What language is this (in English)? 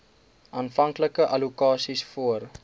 Afrikaans